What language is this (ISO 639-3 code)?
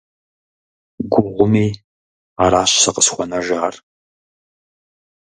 kbd